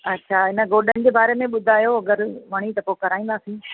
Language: Sindhi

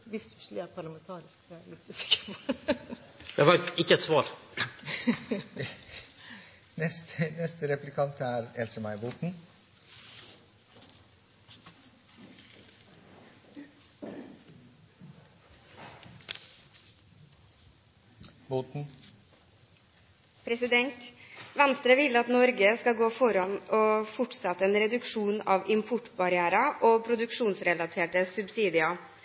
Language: Norwegian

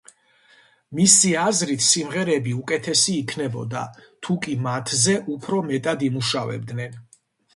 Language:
Georgian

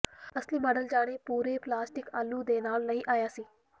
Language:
Punjabi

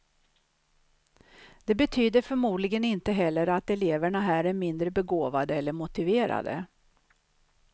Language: Swedish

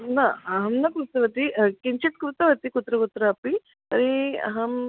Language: Sanskrit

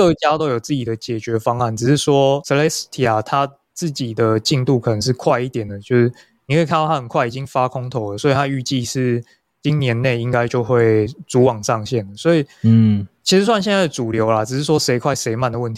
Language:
Chinese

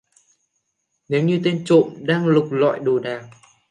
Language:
Vietnamese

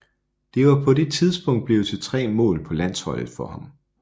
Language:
Danish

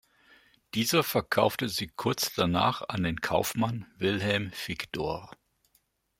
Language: German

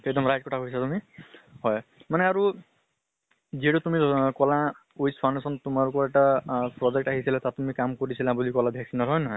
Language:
Assamese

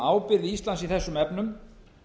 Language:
Icelandic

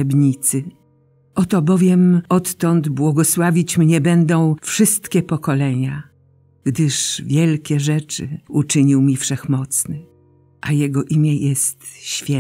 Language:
Polish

